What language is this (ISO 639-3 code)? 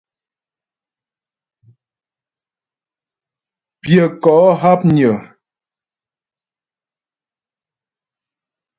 bbj